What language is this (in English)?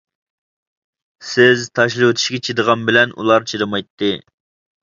Uyghur